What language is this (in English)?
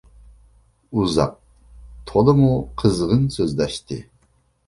Uyghur